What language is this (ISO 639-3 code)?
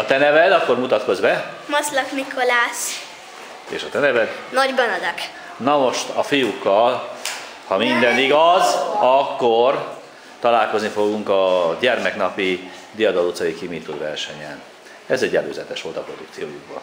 hun